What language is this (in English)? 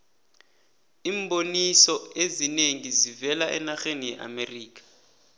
South Ndebele